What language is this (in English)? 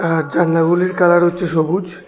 Bangla